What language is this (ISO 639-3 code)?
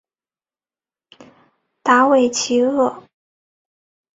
zho